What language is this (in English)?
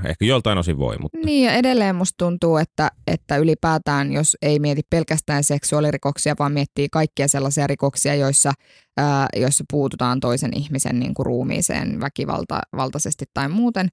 Finnish